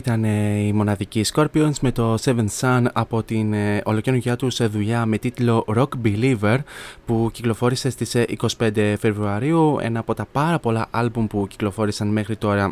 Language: Greek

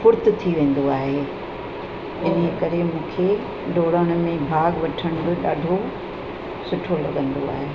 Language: Sindhi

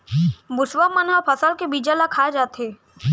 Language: Chhattisgarhi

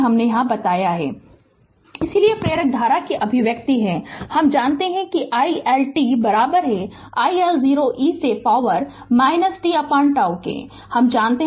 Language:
Hindi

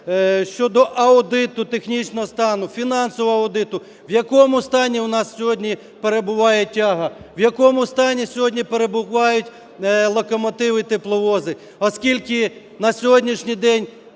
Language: Ukrainian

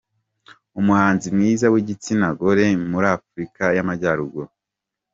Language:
Kinyarwanda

